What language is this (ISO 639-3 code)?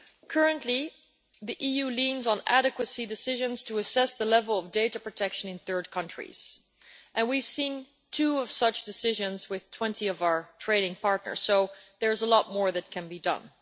eng